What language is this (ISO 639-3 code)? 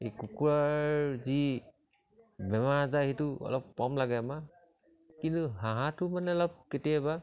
asm